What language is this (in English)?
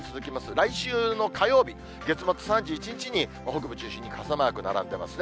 Japanese